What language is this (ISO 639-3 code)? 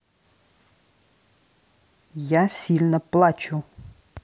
rus